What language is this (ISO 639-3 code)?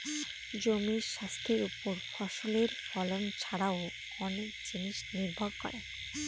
ben